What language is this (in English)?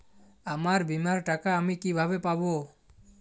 Bangla